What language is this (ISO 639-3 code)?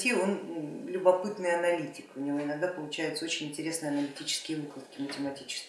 rus